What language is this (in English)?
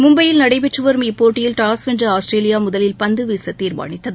Tamil